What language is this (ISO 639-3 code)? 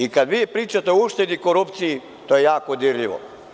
srp